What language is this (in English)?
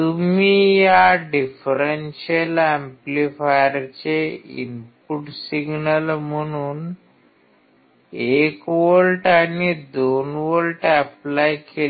Marathi